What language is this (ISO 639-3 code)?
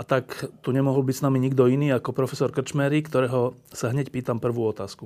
slk